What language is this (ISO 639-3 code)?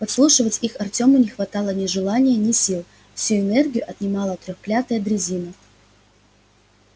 rus